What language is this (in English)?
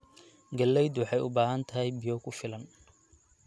Somali